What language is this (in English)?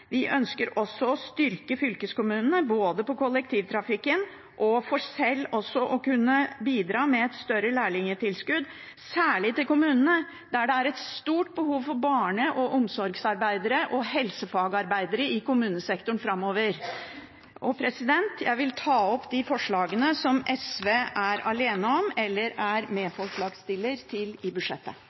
Norwegian Bokmål